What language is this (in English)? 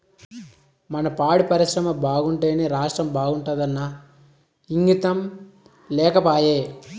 Telugu